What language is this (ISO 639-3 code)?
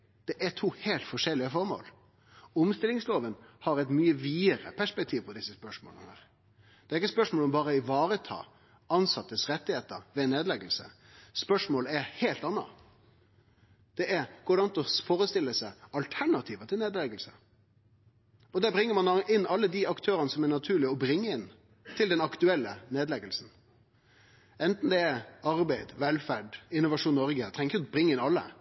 nno